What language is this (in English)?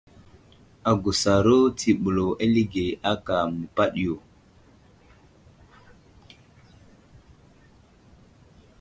Wuzlam